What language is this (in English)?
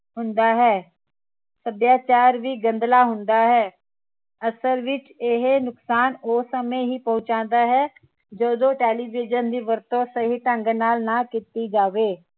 Punjabi